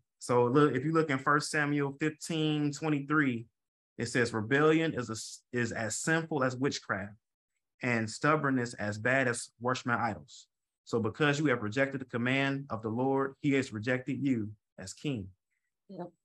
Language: English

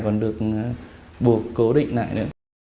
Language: Vietnamese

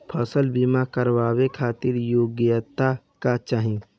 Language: Bhojpuri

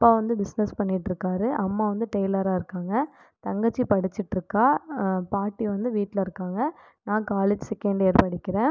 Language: Tamil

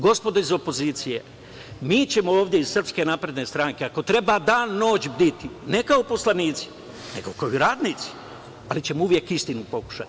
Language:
Serbian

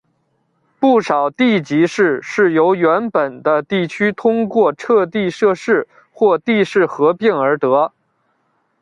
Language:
Chinese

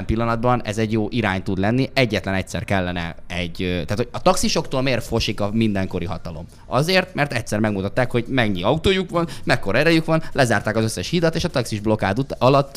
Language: Hungarian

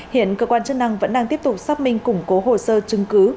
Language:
Vietnamese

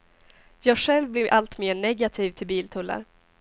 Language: Swedish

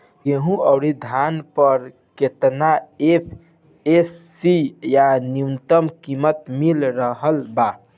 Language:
Bhojpuri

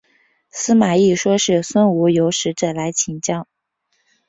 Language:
Chinese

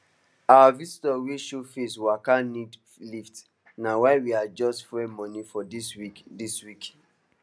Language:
Nigerian Pidgin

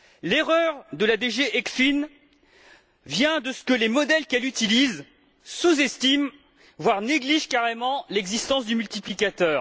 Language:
French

